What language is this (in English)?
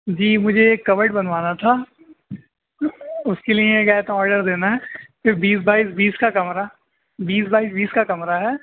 Urdu